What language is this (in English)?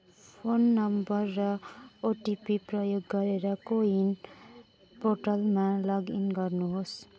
Nepali